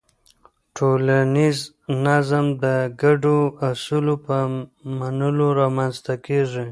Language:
Pashto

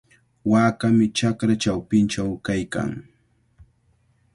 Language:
Cajatambo North Lima Quechua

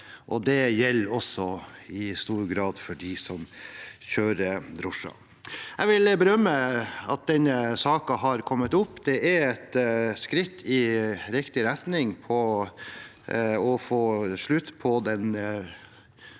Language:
Norwegian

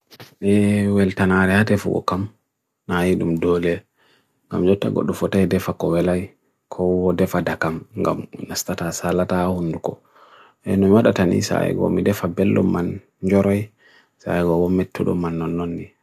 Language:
Bagirmi Fulfulde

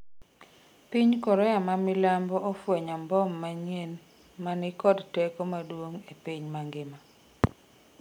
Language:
Luo (Kenya and Tanzania)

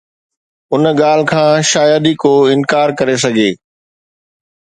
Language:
Sindhi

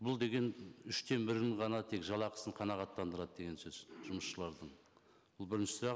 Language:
Kazakh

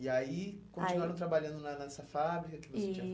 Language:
Portuguese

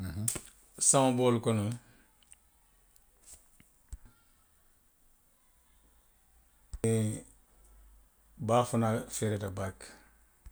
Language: Western Maninkakan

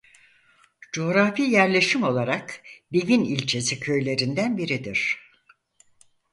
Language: Turkish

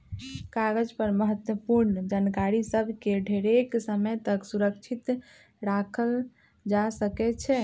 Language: Magahi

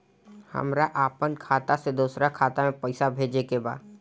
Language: Bhojpuri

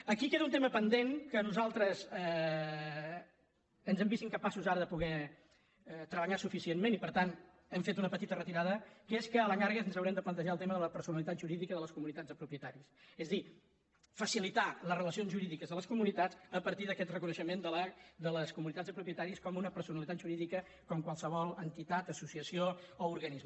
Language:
Catalan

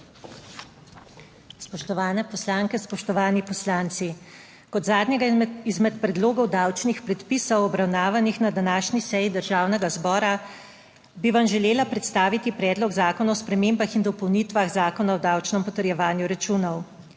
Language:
Slovenian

